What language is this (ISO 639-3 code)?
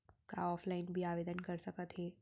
hne